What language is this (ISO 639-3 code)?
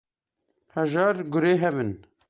kur